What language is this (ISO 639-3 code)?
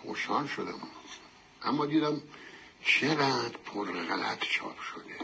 fas